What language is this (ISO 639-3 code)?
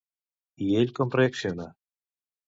cat